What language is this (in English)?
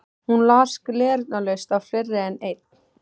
Icelandic